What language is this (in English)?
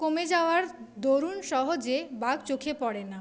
Bangla